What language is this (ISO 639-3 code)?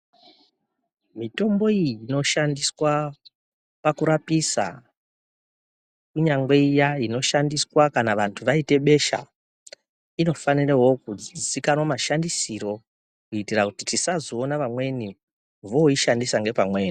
ndc